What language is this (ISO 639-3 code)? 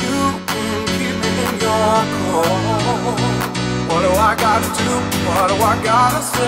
eng